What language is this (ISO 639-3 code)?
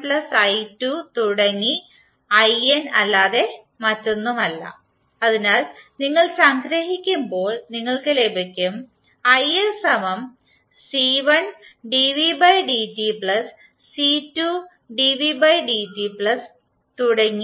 mal